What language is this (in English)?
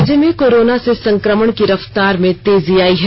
Hindi